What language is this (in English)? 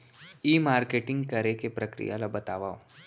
Chhattisgarhi